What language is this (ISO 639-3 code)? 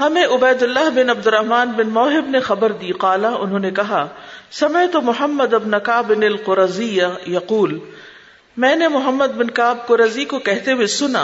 urd